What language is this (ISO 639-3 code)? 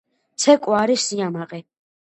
kat